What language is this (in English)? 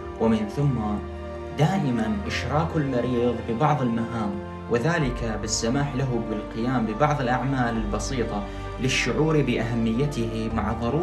Arabic